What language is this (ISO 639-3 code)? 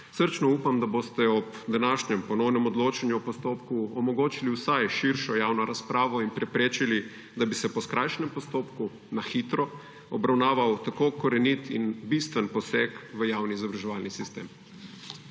slv